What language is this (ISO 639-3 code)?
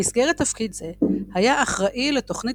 heb